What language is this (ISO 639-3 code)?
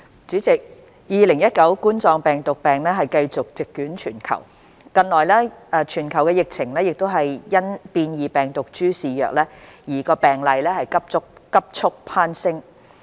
yue